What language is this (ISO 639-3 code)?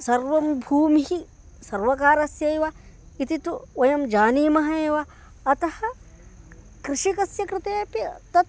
san